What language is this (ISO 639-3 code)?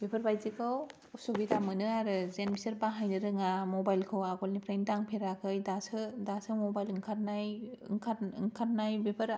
brx